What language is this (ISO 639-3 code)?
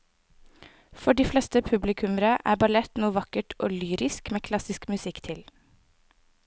nor